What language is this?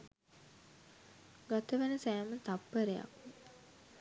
Sinhala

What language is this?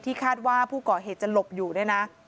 Thai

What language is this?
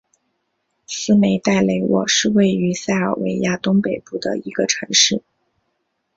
Chinese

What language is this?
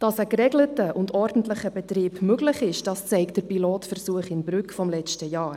Swiss German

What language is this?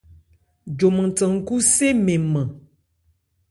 Ebrié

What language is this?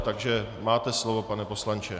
Czech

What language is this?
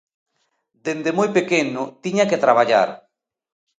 Galician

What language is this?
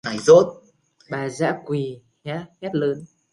Vietnamese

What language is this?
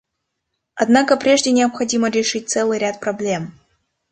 Russian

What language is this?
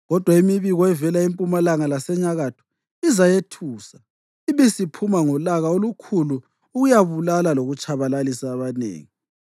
North Ndebele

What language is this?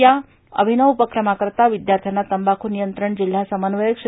Marathi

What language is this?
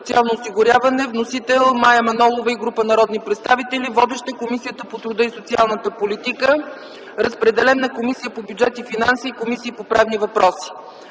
Bulgarian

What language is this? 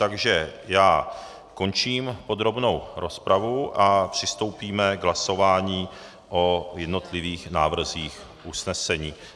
Czech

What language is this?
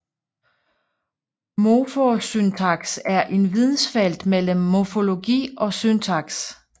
Danish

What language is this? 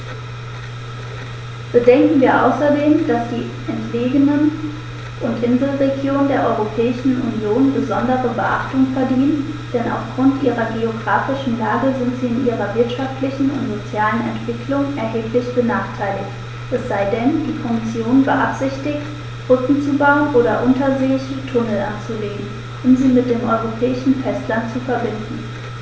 German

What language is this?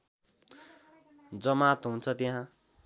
Nepali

